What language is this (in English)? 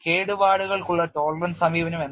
Malayalam